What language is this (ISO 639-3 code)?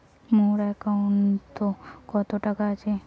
ben